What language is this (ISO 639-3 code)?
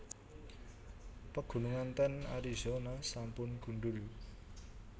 jav